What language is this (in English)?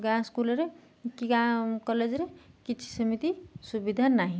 Odia